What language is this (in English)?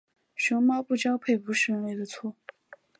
Chinese